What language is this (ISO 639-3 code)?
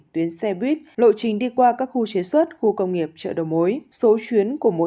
vie